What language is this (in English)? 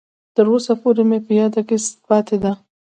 Pashto